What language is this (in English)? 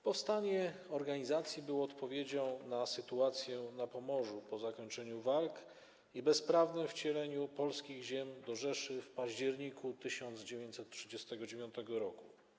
Polish